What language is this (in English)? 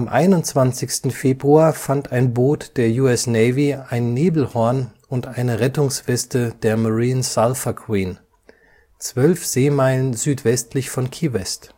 German